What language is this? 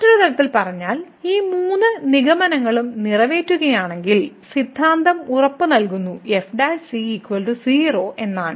Malayalam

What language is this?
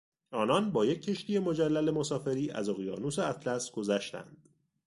Persian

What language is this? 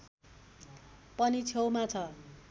Nepali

